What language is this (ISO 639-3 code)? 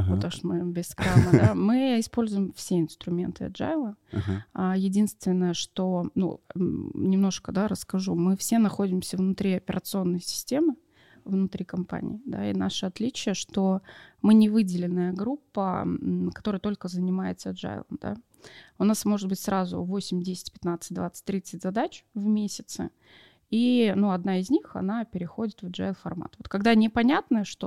rus